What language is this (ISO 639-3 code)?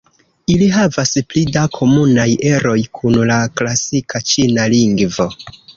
epo